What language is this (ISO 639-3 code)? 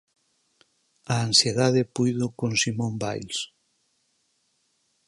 glg